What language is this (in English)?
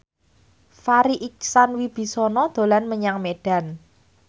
Javanese